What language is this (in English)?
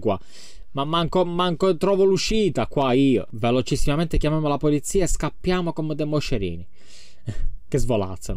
Italian